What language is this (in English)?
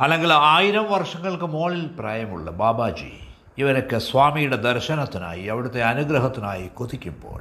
Malayalam